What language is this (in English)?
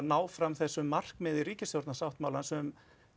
Icelandic